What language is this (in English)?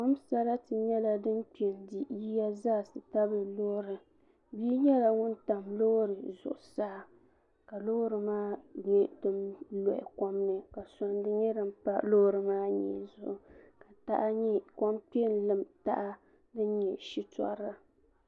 Dagbani